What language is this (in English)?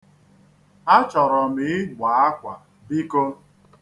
Igbo